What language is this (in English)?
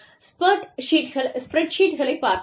Tamil